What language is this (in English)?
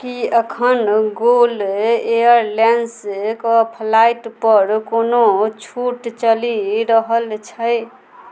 Maithili